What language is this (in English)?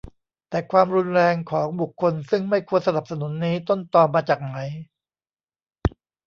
Thai